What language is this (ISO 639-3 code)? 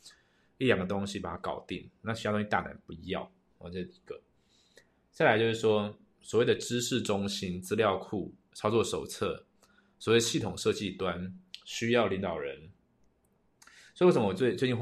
zho